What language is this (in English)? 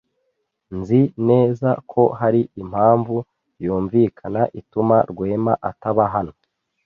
Kinyarwanda